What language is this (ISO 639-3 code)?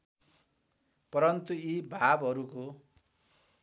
nep